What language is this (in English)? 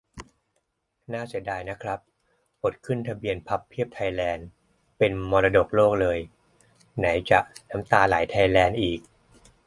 Thai